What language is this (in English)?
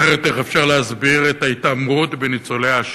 Hebrew